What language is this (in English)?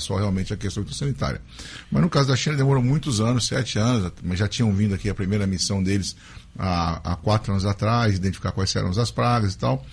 Portuguese